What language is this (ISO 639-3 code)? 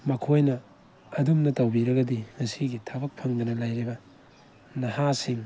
mni